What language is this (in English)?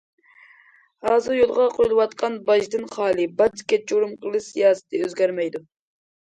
Uyghur